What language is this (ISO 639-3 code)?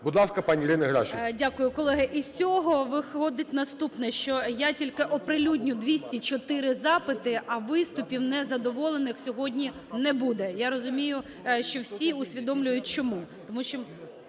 ukr